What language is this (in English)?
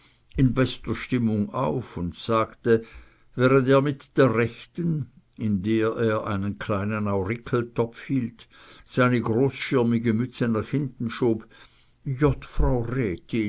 German